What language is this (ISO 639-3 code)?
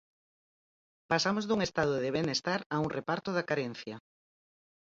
glg